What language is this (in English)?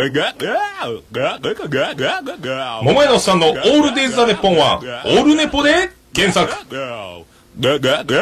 Japanese